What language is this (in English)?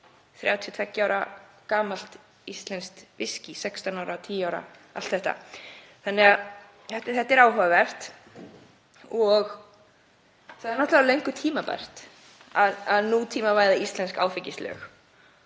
Icelandic